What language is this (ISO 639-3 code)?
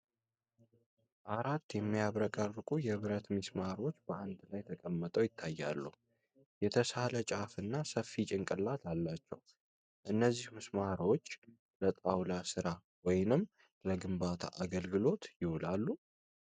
amh